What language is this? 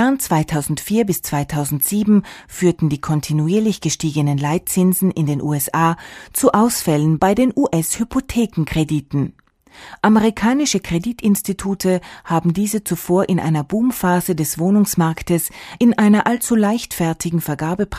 German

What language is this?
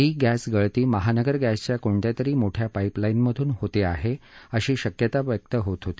Marathi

